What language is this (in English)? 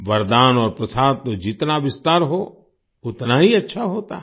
Hindi